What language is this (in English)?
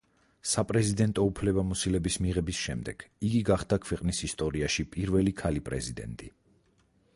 Georgian